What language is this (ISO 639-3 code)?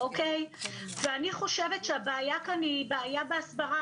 heb